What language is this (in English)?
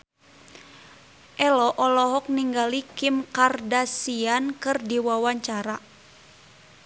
Sundanese